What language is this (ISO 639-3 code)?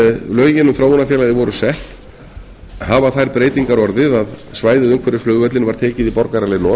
isl